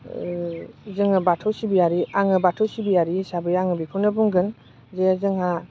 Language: Bodo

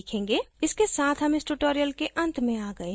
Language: Hindi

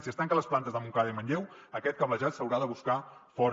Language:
Catalan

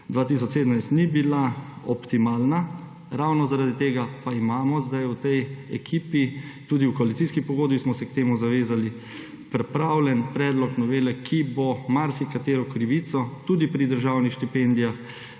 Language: Slovenian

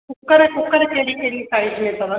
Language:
Sindhi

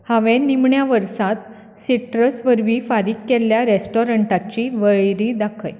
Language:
Konkani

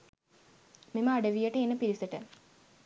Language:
Sinhala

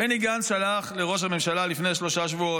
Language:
Hebrew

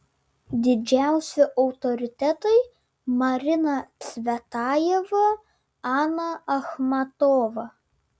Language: Lithuanian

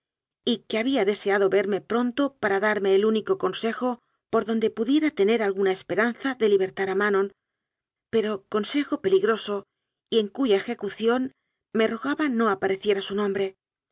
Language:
Spanish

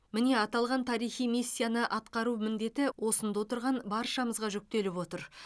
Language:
Kazakh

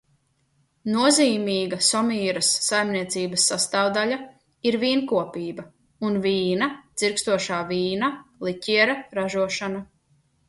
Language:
Latvian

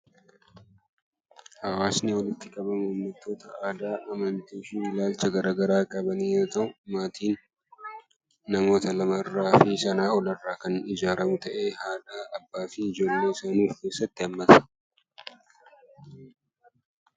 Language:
Oromo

